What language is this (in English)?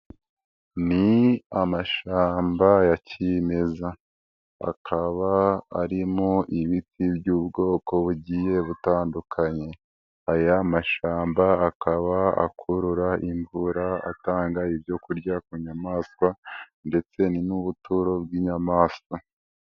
Kinyarwanda